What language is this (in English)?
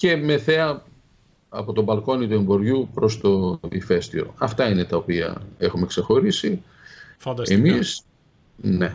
Greek